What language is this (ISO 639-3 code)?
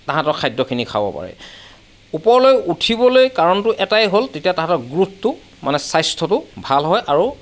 asm